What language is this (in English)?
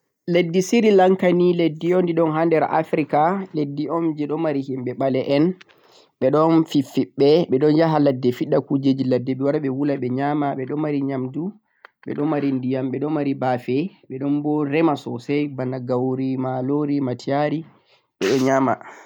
Central-Eastern Niger Fulfulde